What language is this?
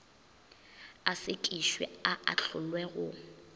Northern Sotho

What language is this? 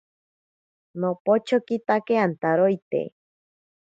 Ashéninka Perené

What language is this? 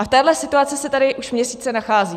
Czech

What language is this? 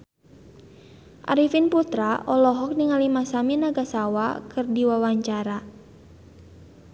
Sundanese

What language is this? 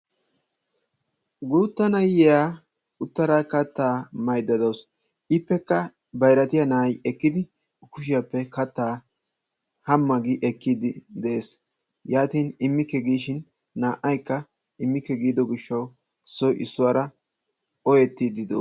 Wolaytta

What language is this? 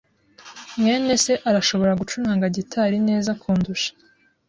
Kinyarwanda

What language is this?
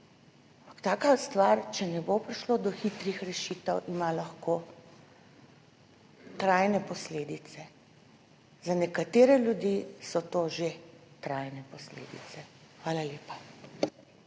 Slovenian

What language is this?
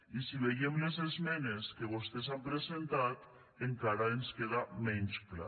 Catalan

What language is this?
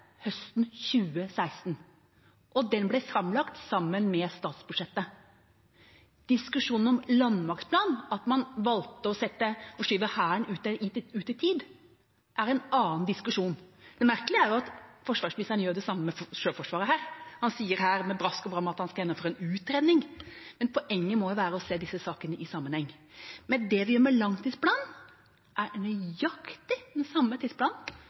Norwegian Bokmål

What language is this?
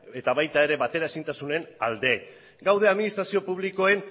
Basque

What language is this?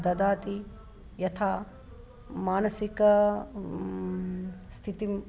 Sanskrit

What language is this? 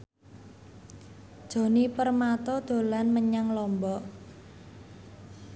Javanese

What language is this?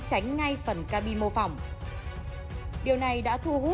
Vietnamese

